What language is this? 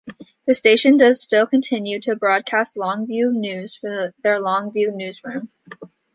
English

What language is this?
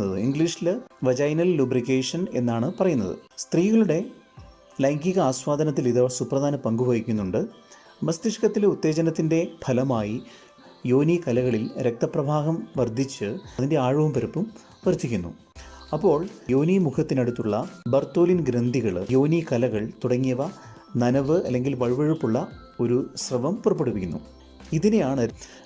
Malayalam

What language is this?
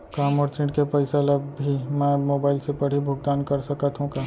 Chhattisgarhi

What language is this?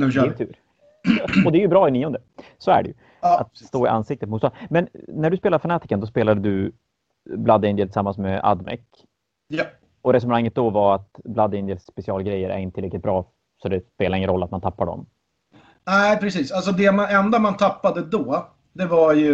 Swedish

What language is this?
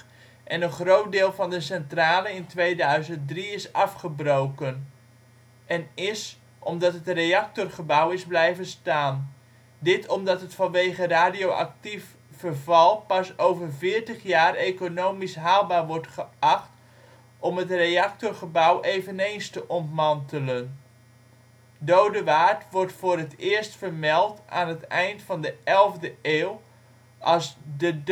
Dutch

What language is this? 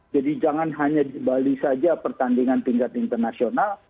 Indonesian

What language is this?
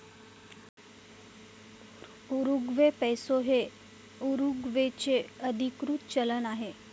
Marathi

